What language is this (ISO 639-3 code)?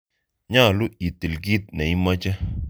kln